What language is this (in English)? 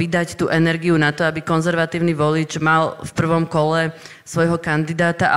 Slovak